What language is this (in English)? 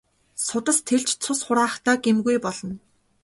Mongolian